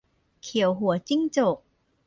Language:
Thai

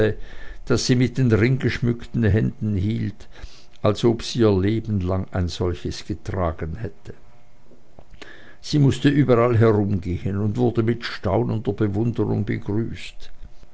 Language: German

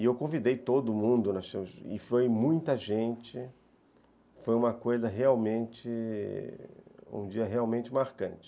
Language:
Portuguese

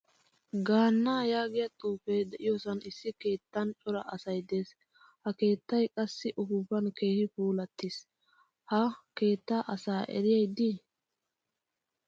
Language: Wolaytta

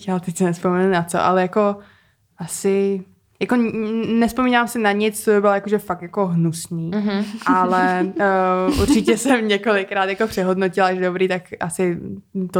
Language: Czech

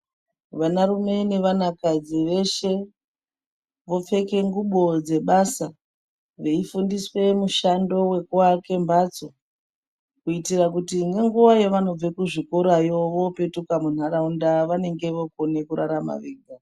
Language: Ndau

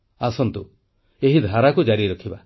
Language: Odia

